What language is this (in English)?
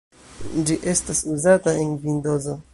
Esperanto